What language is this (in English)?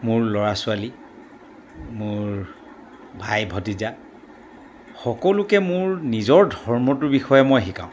Assamese